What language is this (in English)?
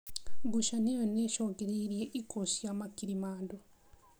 Kikuyu